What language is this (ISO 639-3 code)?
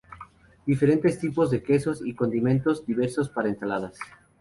spa